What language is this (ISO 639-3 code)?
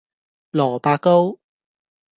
yue